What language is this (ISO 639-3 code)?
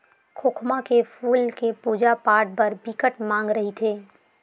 hne